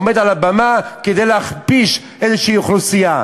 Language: Hebrew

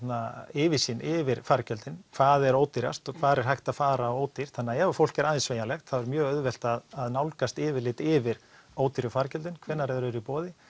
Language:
Icelandic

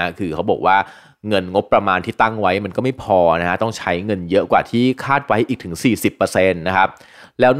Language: Thai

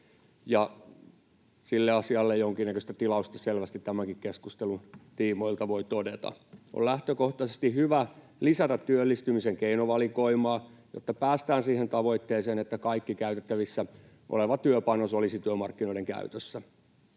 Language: Finnish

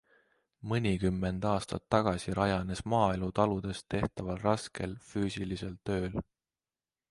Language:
Estonian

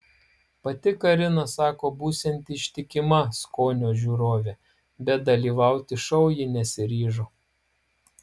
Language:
Lithuanian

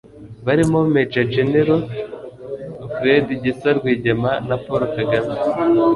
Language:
Kinyarwanda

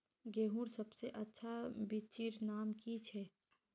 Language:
Magahi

